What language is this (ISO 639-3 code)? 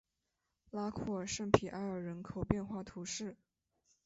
zho